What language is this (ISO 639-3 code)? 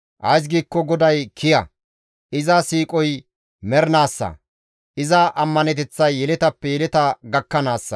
gmv